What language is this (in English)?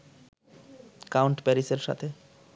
Bangla